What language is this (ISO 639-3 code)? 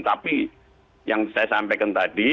ind